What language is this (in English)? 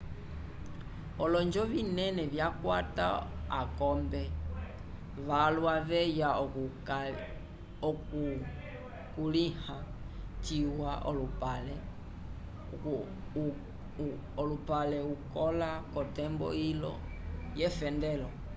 Umbundu